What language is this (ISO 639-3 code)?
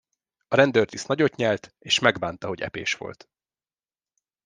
hun